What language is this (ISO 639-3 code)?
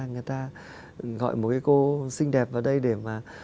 vie